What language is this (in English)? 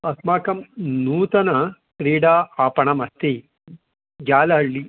Sanskrit